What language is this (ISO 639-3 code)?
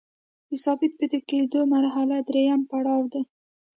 pus